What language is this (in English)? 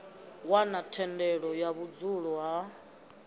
Venda